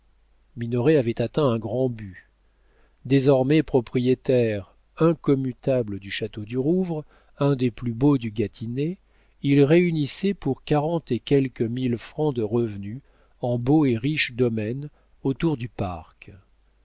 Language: French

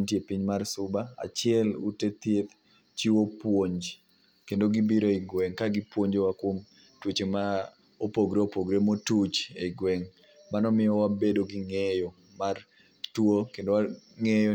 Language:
Luo (Kenya and Tanzania)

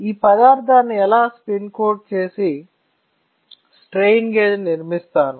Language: Telugu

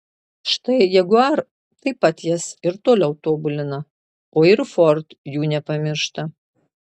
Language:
Lithuanian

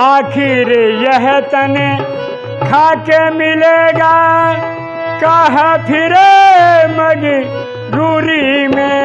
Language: Hindi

